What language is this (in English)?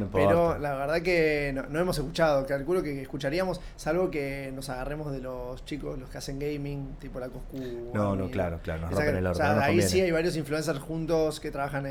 Spanish